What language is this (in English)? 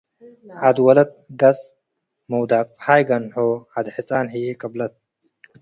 Tigre